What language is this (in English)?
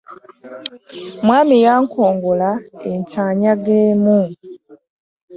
Ganda